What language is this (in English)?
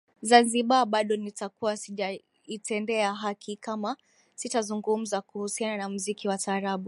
Swahili